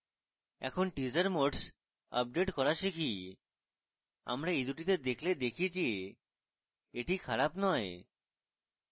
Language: Bangla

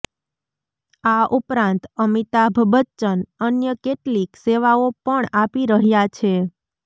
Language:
Gujarati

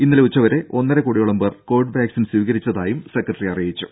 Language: Malayalam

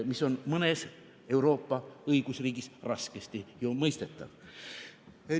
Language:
Estonian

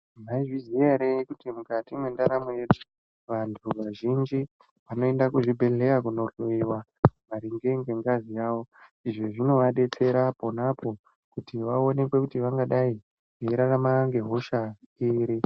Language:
Ndau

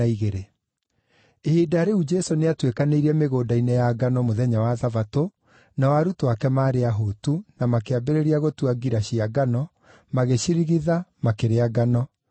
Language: Kikuyu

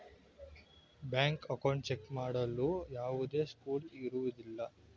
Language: Kannada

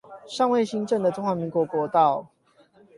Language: Chinese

